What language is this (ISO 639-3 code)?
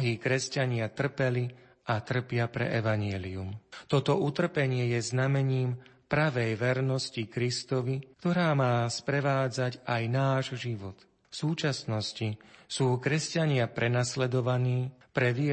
slk